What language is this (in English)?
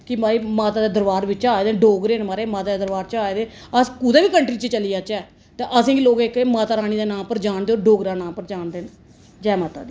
Dogri